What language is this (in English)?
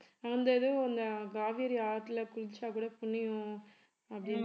Tamil